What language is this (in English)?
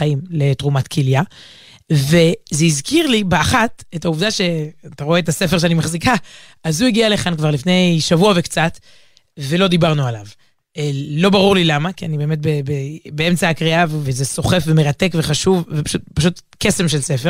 Hebrew